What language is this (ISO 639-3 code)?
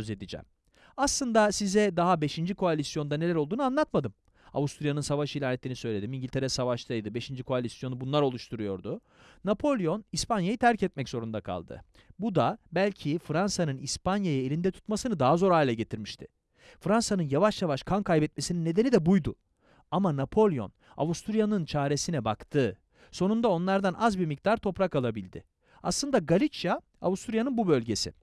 tur